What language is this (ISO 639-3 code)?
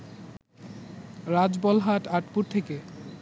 ben